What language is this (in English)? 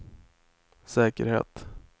Swedish